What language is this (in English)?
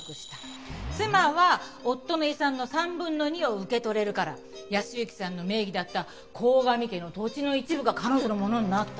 Japanese